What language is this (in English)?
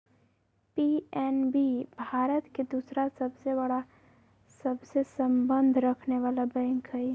Magahi